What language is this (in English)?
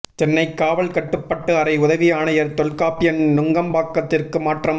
Tamil